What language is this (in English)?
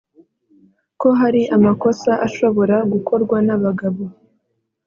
Kinyarwanda